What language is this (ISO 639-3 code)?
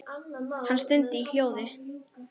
isl